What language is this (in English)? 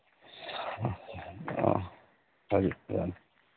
Manipuri